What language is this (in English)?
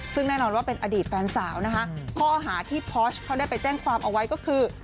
Thai